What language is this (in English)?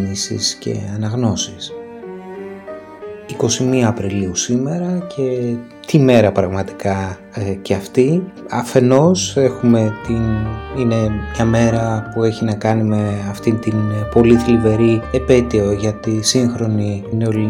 Greek